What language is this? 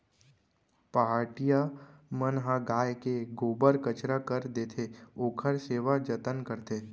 Chhattisgarhi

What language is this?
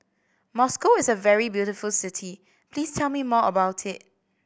English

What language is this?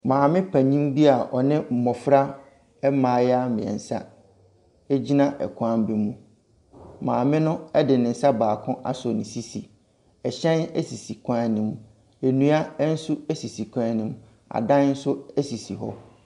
Akan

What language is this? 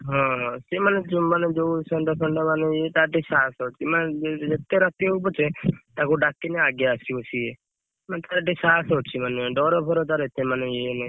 Odia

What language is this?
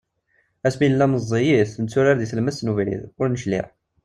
Kabyle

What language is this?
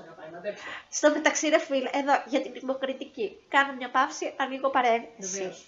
Greek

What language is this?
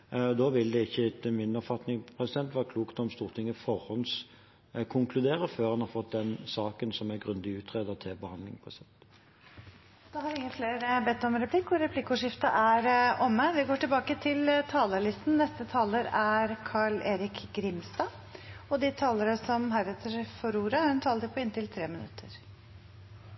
Norwegian Bokmål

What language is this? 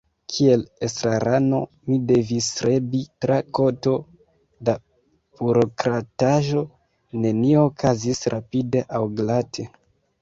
Esperanto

